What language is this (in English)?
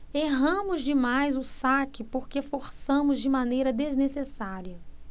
Portuguese